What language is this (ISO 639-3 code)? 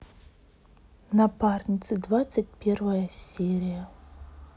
rus